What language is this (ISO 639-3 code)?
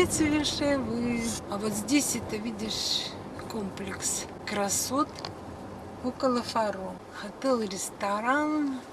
rus